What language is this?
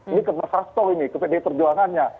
Indonesian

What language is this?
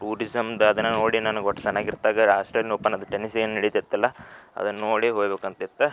Kannada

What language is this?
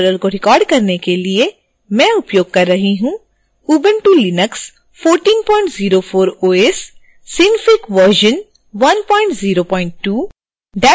Hindi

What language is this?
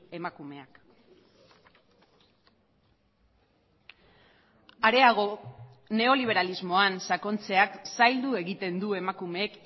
Basque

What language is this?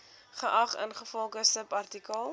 Afrikaans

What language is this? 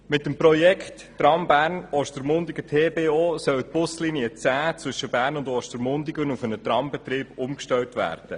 Swiss German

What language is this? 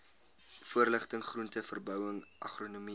Afrikaans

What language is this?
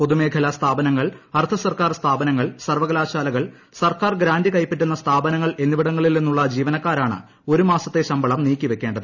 Malayalam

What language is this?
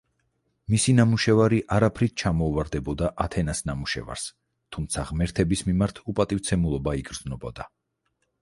Georgian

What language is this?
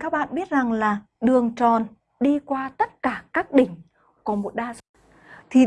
Vietnamese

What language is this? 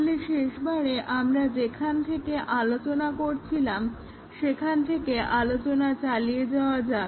Bangla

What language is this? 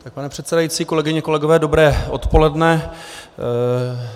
Czech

